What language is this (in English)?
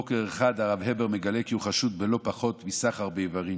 Hebrew